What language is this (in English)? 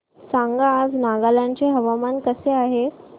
Marathi